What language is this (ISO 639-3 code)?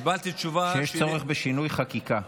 heb